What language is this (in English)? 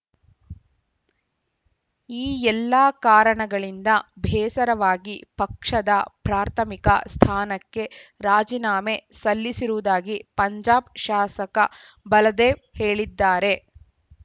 Kannada